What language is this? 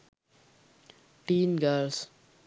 Sinhala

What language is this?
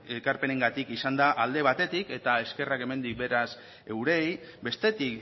Basque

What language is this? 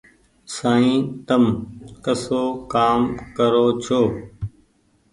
Goaria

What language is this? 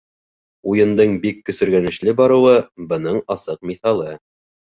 Bashkir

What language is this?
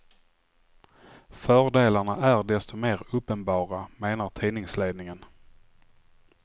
Swedish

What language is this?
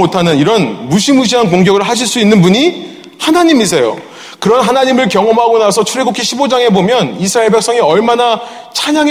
Korean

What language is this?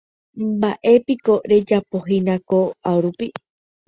Guarani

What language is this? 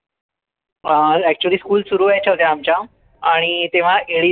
Marathi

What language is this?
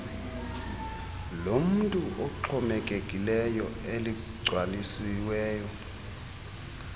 Xhosa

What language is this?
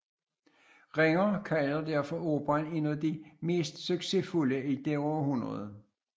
Danish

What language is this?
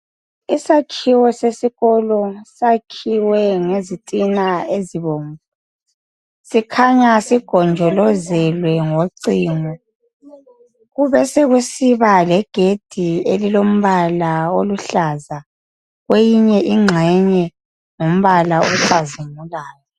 North Ndebele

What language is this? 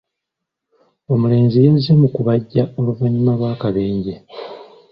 Ganda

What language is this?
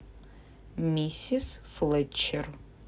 Russian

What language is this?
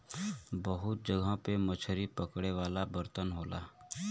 Bhojpuri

